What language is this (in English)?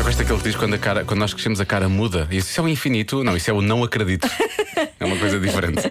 Portuguese